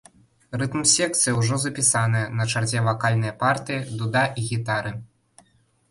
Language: Belarusian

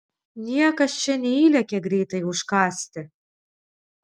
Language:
Lithuanian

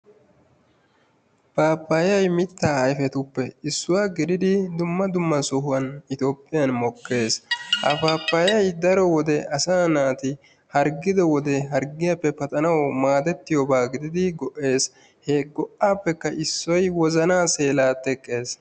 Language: Wolaytta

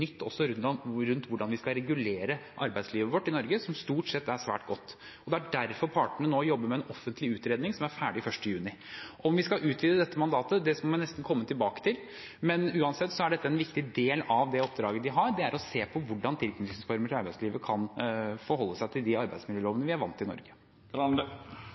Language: Norwegian Bokmål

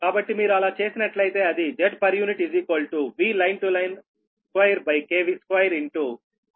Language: Telugu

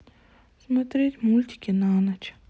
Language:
Russian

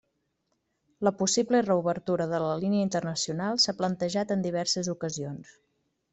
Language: Catalan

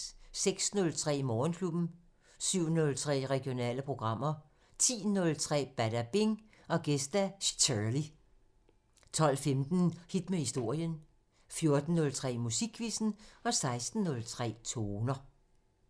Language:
Danish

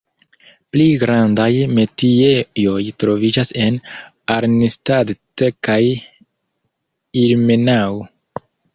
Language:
Esperanto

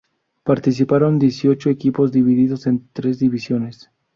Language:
Spanish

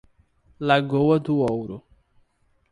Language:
Portuguese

